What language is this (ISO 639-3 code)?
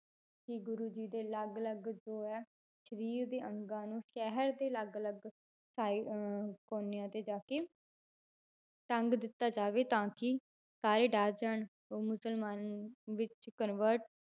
pan